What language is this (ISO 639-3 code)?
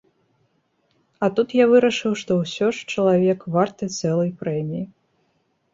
bel